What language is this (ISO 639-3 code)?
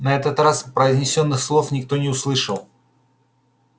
rus